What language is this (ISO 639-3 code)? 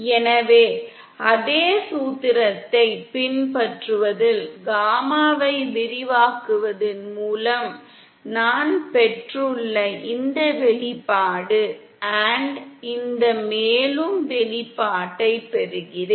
tam